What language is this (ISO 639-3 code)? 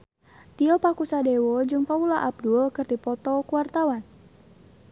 sun